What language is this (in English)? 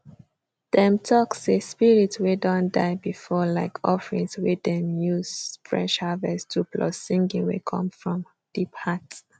Nigerian Pidgin